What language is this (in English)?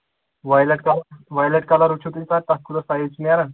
Kashmiri